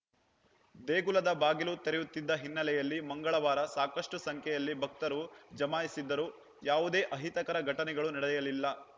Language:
Kannada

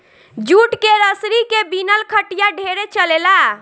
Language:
Bhojpuri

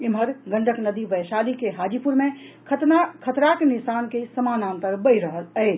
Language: Maithili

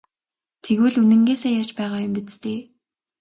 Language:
Mongolian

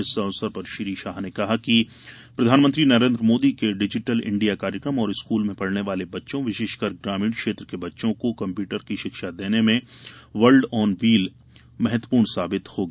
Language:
Hindi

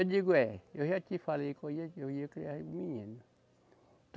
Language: Portuguese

